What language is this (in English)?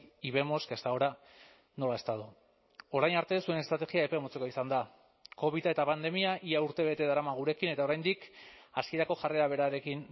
Basque